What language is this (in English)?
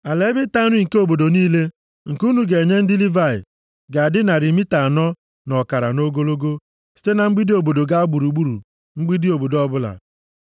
Igbo